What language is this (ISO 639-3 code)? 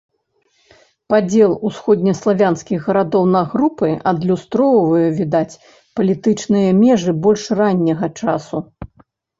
bel